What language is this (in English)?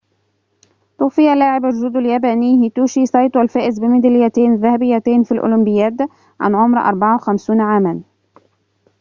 Arabic